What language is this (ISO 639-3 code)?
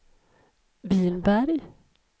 swe